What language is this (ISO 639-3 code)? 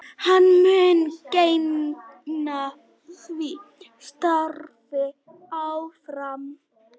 isl